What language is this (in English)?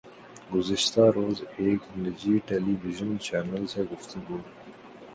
Urdu